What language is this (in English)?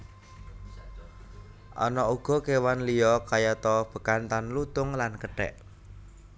Javanese